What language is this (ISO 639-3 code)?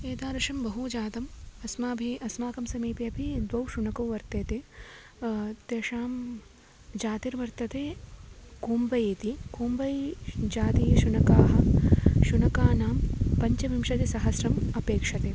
san